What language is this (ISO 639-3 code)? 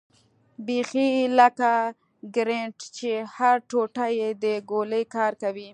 pus